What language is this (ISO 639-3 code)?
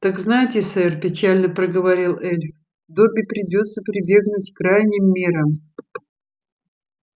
rus